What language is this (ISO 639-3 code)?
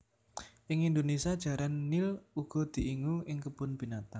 jav